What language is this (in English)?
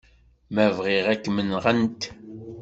Kabyle